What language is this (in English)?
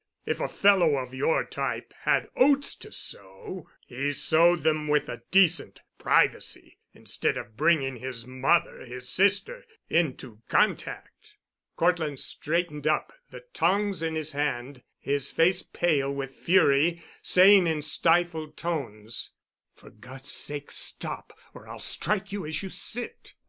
English